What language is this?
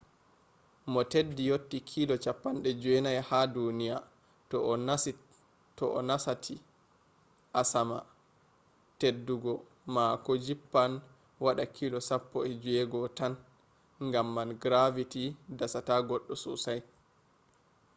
Fula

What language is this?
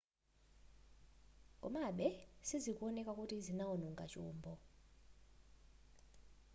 Nyanja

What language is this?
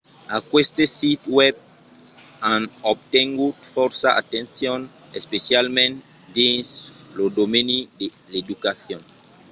Occitan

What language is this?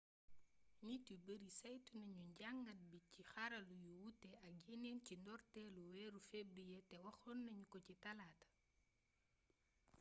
Wolof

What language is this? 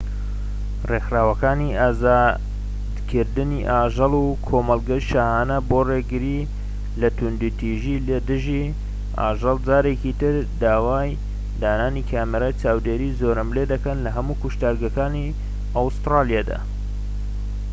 Central Kurdish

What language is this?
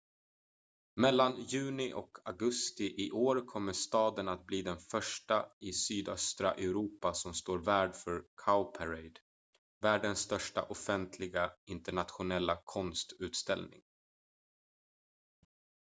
Swedish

